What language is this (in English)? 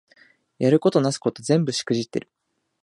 Japanese